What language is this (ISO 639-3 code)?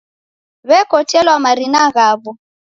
dav